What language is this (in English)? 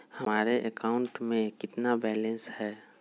Magahi